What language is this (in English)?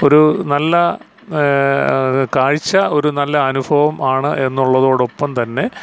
Malayalam